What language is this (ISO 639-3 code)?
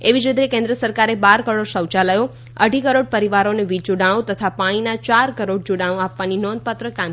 guj